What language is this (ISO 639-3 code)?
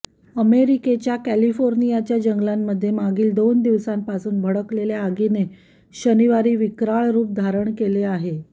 mar